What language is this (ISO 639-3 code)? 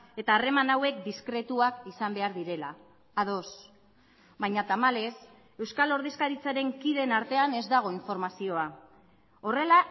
eus